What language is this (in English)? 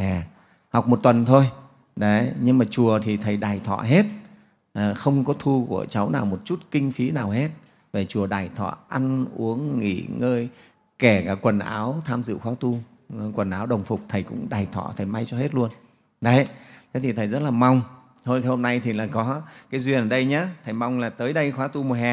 Vietnamese